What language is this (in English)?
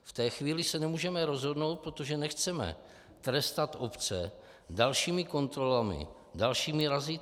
Czech